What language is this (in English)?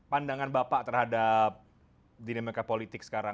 Indonesian